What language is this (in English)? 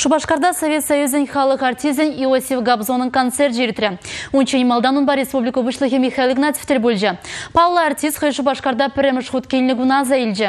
Russian